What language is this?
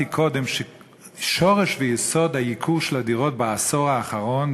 Hebrew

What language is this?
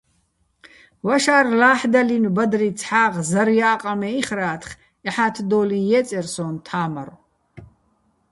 Bats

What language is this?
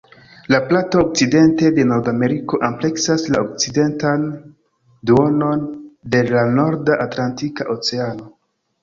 Esperanto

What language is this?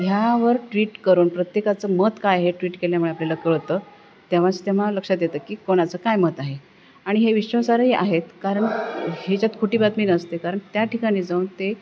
Marathi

